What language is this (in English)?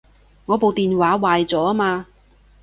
Cantonese